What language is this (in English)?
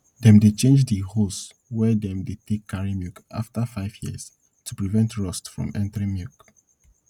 Nigerian Pidgin